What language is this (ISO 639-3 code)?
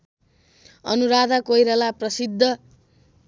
nep